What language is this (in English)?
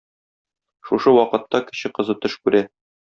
Tatar